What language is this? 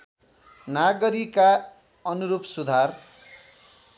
Nepali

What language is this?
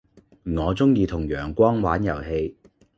Cantonese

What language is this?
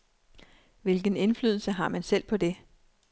Danish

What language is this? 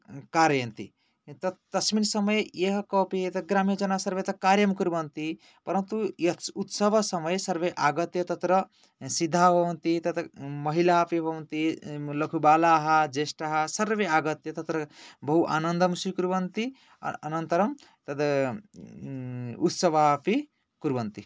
Sanskrit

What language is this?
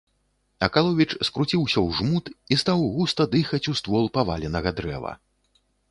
Belarusian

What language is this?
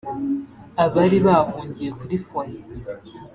Kinyarwanda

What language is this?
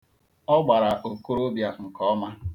Igbo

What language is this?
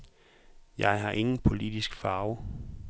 Danish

